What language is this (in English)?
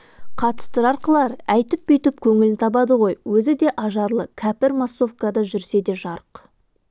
Kazakh